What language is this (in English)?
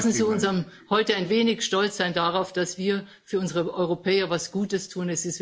German